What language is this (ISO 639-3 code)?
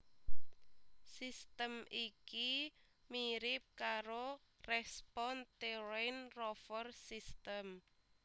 jav